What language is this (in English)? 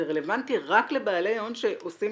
Hebrew